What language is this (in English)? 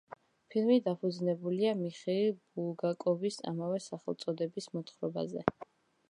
Georgian